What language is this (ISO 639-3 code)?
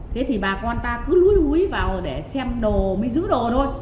vie